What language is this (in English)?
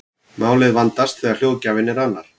Icelandic